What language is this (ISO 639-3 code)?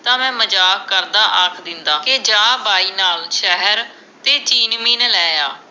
pan